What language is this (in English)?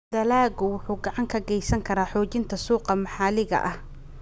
Somali